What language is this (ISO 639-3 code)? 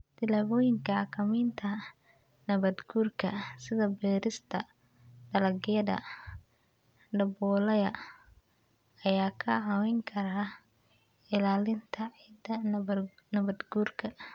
som